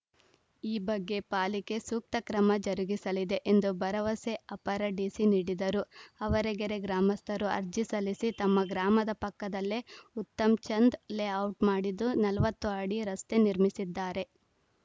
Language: Kannada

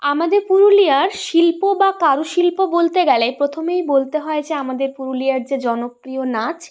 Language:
Bangla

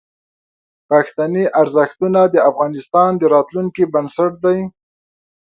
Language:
Pashto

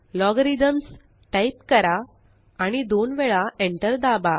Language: Marathi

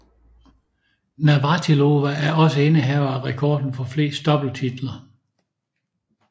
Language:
Danish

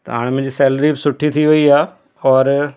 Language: Sindhi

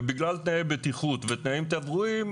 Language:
Hebrew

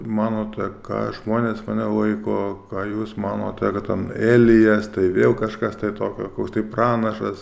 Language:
Lithuanian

